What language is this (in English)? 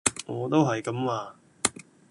Cantonese